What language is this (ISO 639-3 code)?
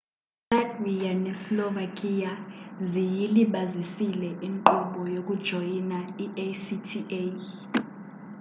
xho